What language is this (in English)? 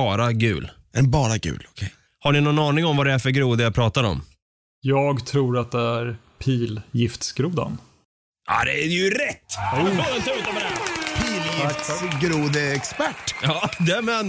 Swedish